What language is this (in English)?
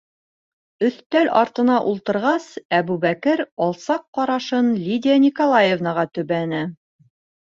Bashkir